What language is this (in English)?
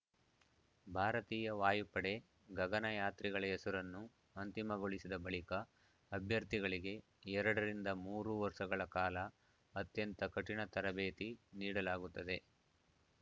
Kannada